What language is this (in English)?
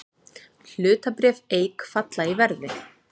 Icelandic